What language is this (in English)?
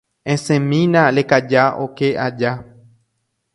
Guarani